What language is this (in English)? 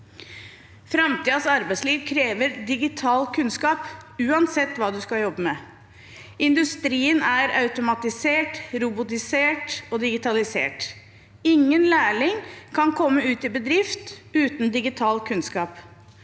Norwegian